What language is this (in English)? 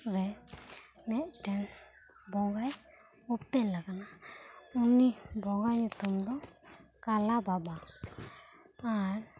Santali